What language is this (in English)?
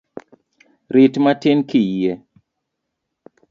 Luo (Kenya and Tanzania)